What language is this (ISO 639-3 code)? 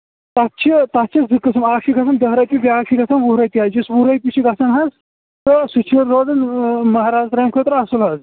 kas